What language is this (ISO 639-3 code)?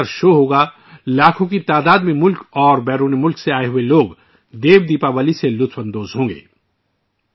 urd